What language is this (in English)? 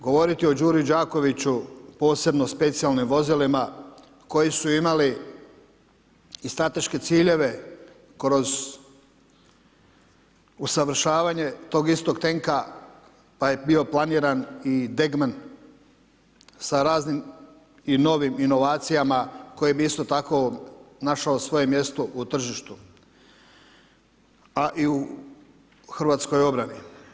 Croatian